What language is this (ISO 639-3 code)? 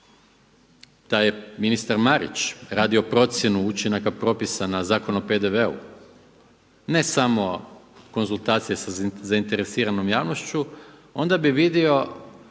hrv